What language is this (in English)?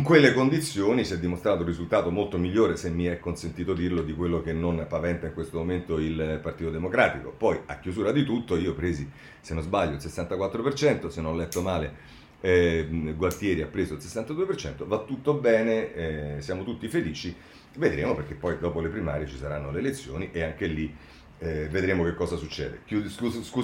Italian